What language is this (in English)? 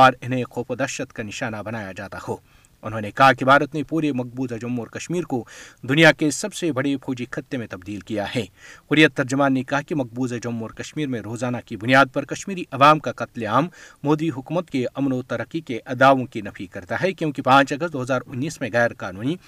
Urdu